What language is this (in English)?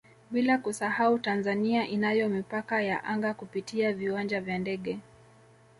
Swahili